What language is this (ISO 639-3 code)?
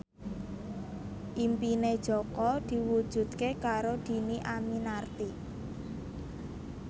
jav